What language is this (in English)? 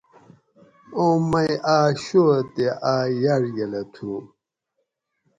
Gawri